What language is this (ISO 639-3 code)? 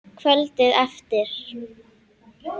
isl